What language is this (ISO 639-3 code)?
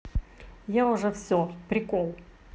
rus